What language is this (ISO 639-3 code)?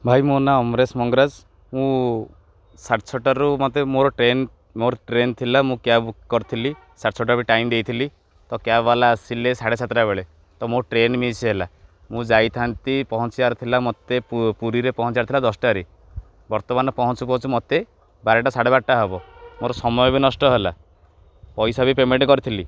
ori